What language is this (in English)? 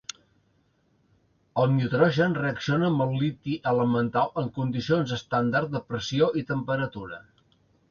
Catalan